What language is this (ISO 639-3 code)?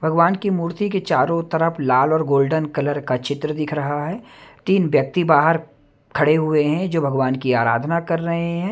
hin